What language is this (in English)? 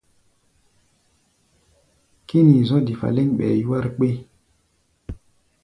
Gbaya